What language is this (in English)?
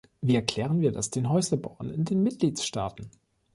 German